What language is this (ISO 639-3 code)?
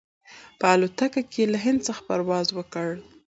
pus